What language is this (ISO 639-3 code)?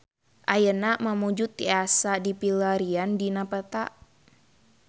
sun